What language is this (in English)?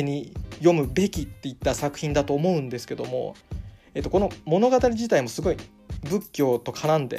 Japanese